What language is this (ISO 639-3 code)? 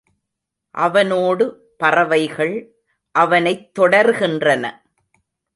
tam